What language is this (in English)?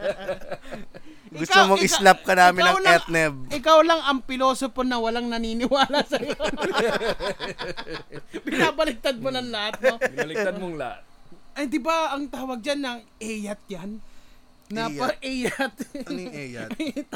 Filipino